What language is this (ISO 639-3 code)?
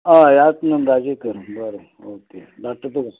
kok